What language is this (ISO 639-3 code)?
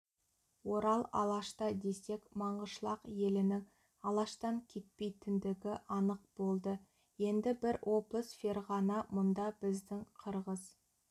kaz